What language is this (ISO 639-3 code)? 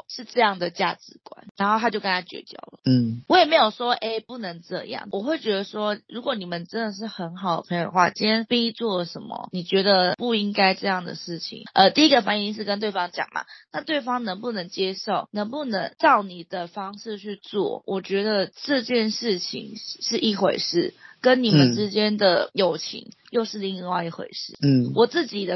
zho